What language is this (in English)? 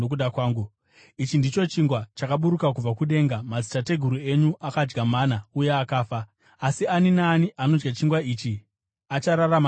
Shona